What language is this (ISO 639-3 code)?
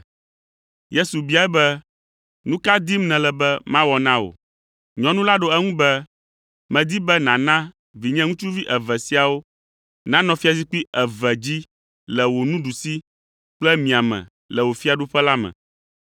ewe